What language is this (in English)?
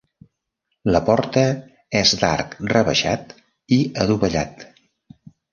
Catalan